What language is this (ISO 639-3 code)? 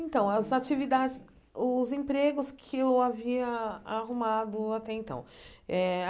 por